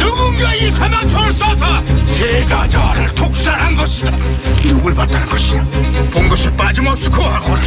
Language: Korean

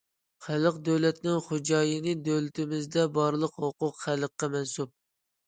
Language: Uyghur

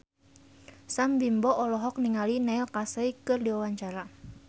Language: Sundanese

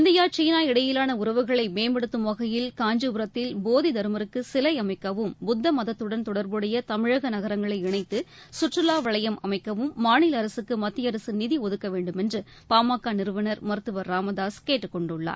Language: Tamil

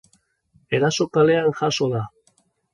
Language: Basque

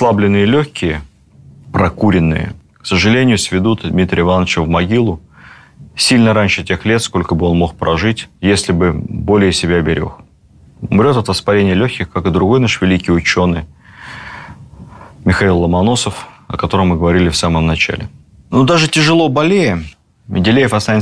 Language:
Russian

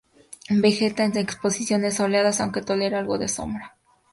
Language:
Spanish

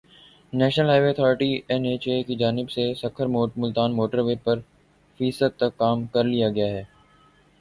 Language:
Urdu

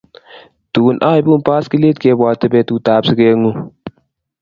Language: Kalenjin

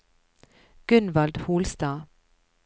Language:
Norwegian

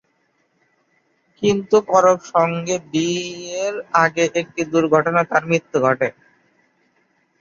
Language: Bangla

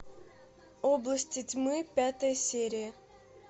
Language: Russian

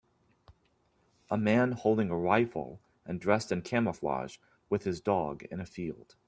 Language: English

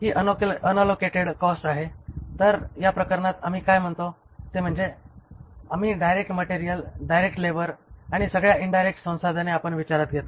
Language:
Marathi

